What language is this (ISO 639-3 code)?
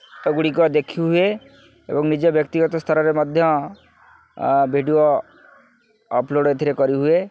ori